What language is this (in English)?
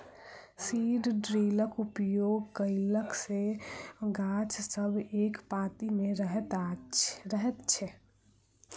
Maithili